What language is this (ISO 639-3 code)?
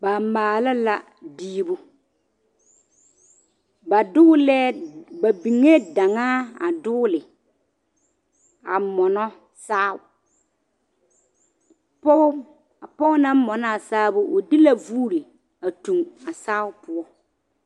dga